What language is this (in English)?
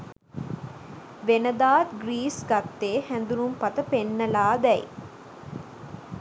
Sinhala